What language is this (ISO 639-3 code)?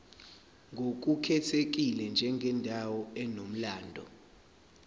zul